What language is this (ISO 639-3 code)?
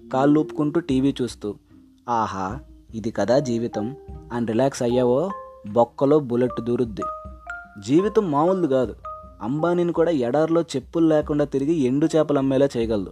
tel